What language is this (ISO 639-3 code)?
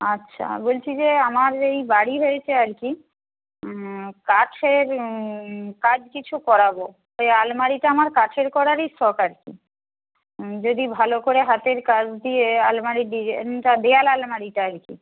ben